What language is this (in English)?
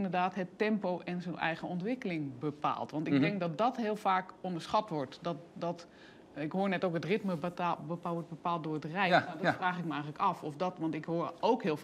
Dutch